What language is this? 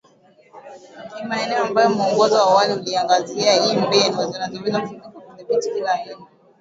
Swahili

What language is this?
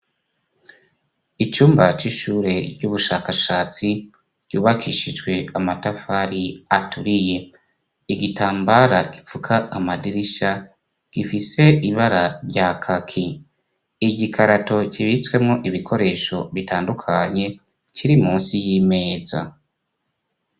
Rundi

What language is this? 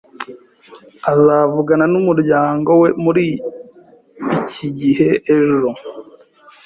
Kinyarwanda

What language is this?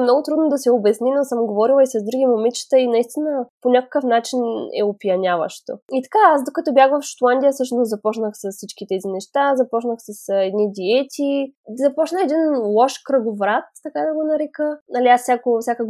Bulgarian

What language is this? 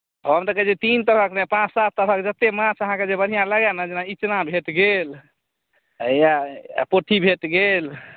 Maithili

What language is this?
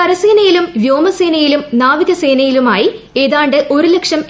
Malayalam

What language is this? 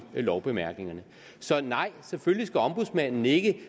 Danish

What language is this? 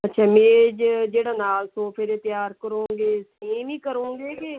Punjabi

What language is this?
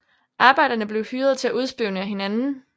Danish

